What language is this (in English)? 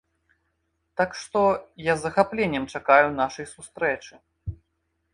Belarusian